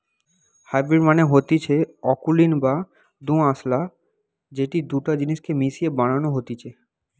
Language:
Bangla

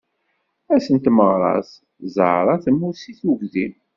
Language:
Kabyle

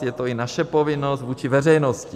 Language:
Czech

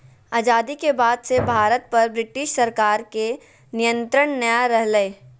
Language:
Magahi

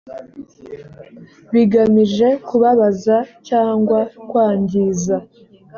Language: Kinyarwanda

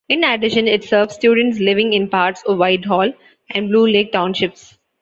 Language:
English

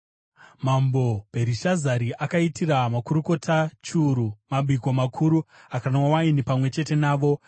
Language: Shona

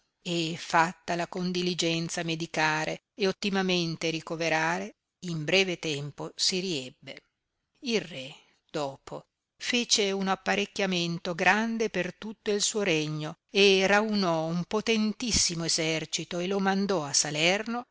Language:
Italian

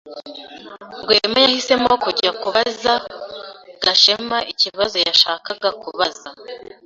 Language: Kinyarwanda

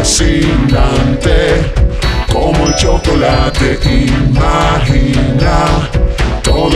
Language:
Romanian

